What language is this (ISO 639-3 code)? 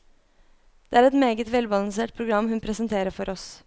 nor